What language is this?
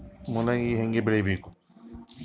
Kannada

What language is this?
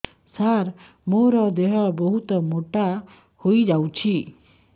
Odia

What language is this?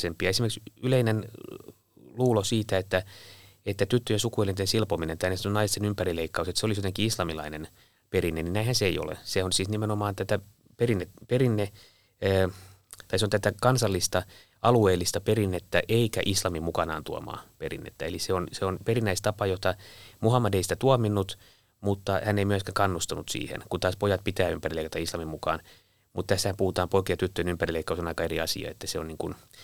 Finnish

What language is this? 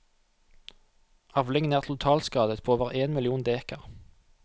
Norwegian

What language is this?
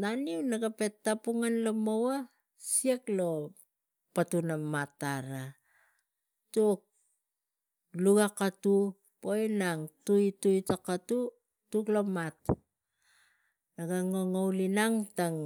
Tigak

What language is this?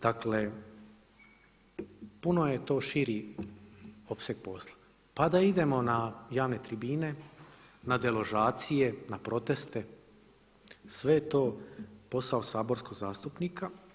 Croatian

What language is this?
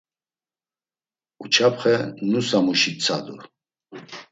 Laz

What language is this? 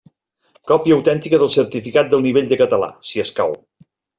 Catalan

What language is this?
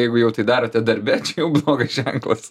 Lithuanian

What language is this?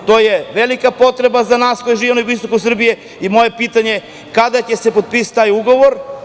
Serbian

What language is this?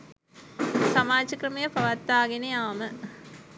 Sinhala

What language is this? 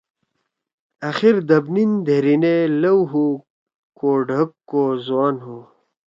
Torwali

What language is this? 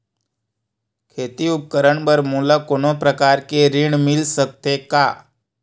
Chhattisgarhi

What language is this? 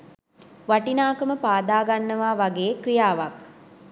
Sinhala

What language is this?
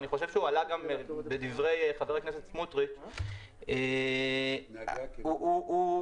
Hebrew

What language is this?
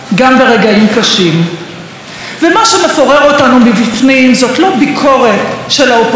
Hebrew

